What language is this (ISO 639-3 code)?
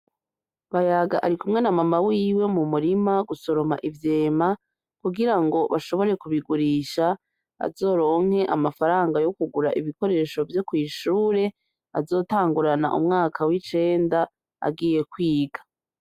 run